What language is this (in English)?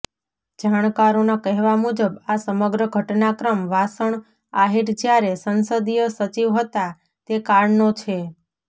Gujarati